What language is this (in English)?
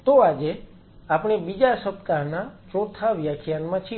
Gujarati